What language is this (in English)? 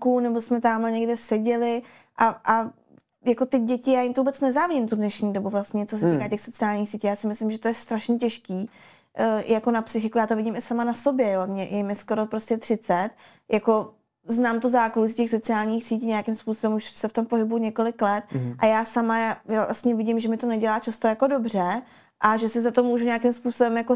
Czech